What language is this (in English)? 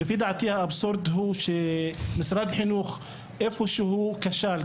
Hebrew